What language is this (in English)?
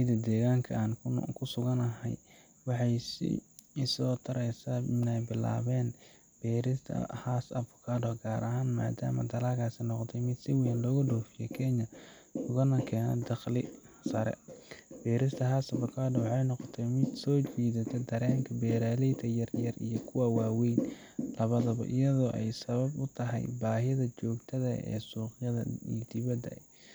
Somali